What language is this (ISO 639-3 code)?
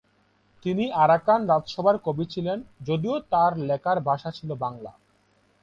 ben